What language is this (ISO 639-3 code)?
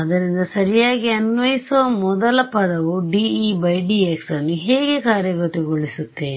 kan